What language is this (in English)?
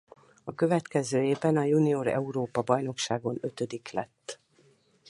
Hungarian